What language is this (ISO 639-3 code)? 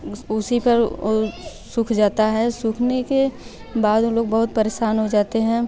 hin